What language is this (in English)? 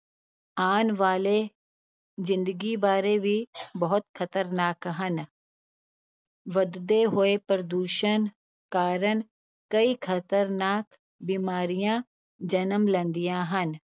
Punjabi